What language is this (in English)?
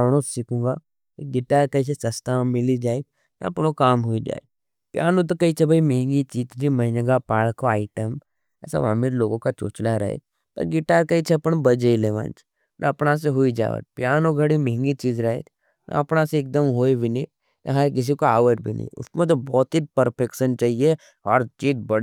Nimadi